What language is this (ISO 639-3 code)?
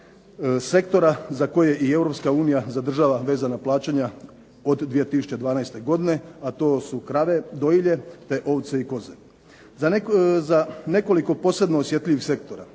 hrv